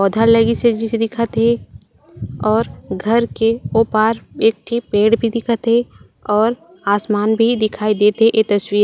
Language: Chhattisgarhi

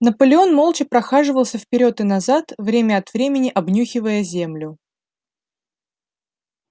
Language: Russian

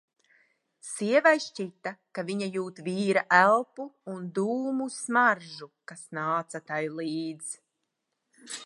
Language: Latvian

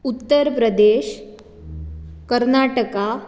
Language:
Konkani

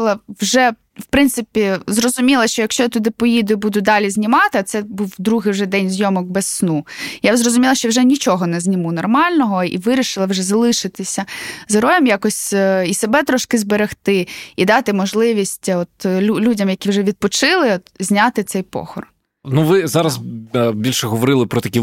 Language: Ukrainian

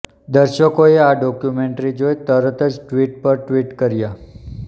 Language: Gujarati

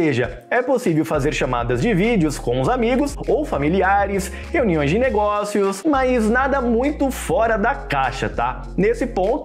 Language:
Portuguese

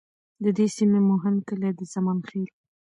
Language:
Pashto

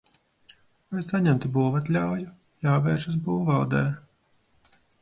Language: Latvian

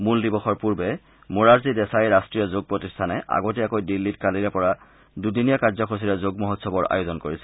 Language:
Assamese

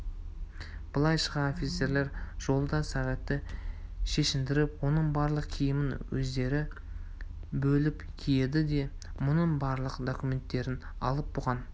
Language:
Kazakh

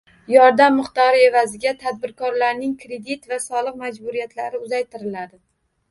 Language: Uzbek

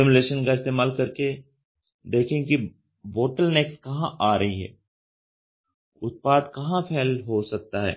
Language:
Hindi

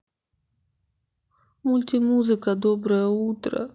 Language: Russian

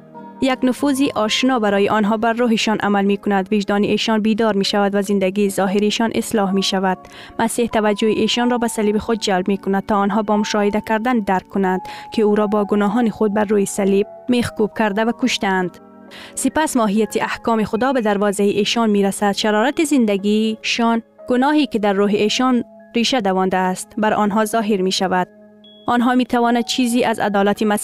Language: Persian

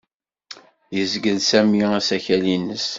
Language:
Kabyle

